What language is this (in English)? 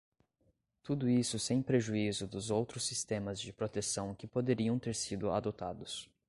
Portuguese